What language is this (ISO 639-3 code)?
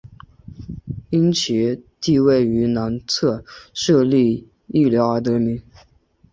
zho